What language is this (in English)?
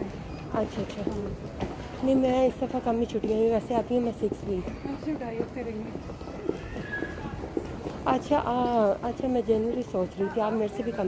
Romanian